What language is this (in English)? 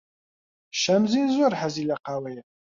Central Kurdish